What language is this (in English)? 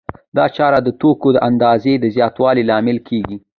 Pashto